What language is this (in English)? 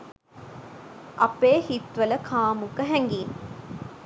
Sinhala